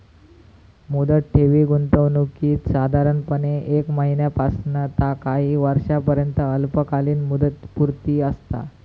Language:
Marathi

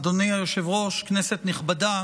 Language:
Hebrew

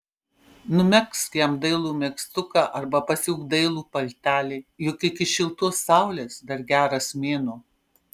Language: Lithuanian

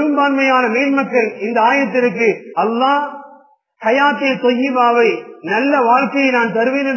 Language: Arabic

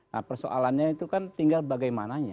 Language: Indonesian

